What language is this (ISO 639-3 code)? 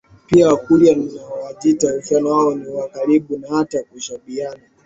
swa